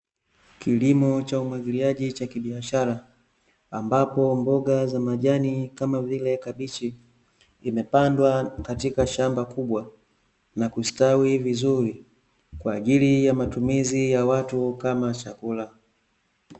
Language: Swahili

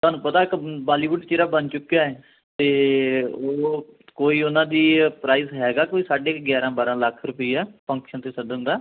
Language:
Punjabi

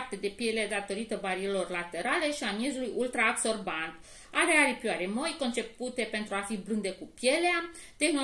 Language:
Romanian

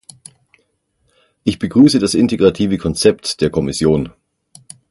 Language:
German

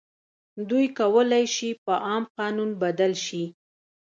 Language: Pashto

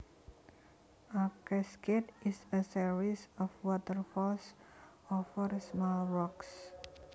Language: Javanese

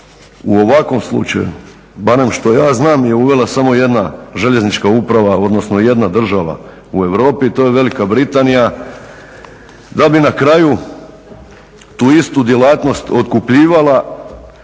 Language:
Croatian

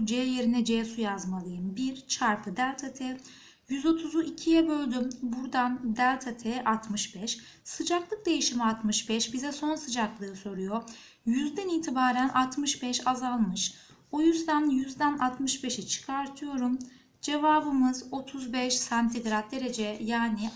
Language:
Turkish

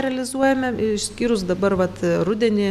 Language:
Lithuanian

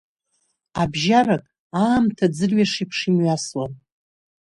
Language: Abkhazian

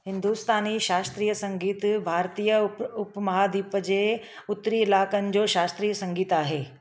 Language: Sindhi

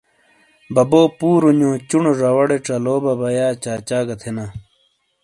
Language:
Shina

